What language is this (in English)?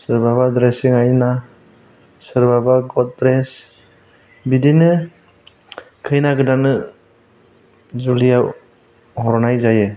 Bodo